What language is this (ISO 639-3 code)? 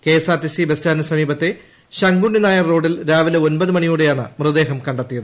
mal